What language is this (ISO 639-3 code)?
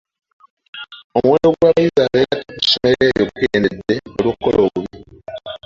lug